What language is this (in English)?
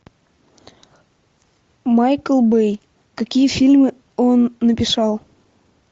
Russian